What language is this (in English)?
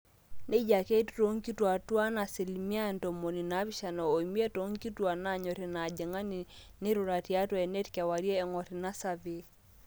Masai